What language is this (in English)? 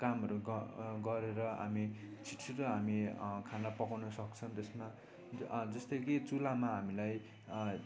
Nepali